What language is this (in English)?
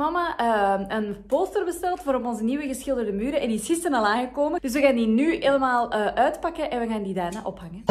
Dutch